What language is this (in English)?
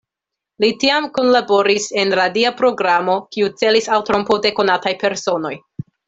Esperanto